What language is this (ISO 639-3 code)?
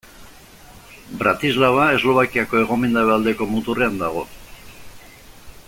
eus